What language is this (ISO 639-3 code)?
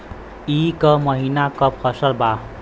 bho